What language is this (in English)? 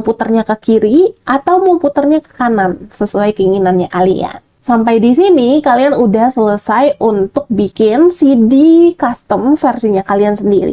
Indonesian